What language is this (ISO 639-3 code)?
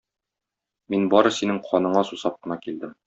tat